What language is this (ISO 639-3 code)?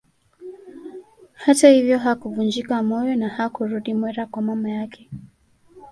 swa